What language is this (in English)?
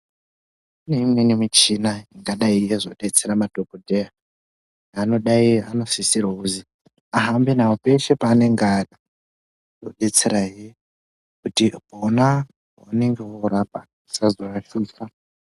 Ndau